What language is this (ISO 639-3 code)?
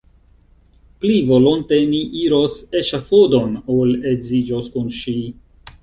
epo